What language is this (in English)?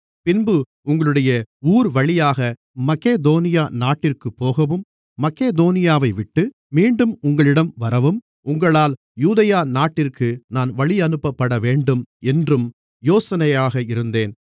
Tamil